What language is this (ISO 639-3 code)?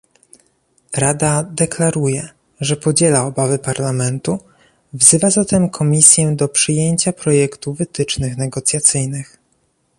pol